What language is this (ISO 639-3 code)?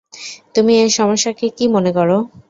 ben